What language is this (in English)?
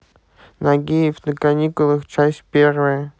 Russian